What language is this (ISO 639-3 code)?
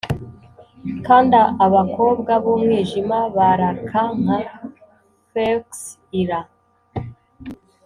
kin